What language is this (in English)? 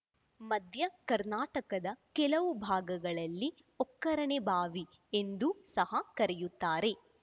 Kannada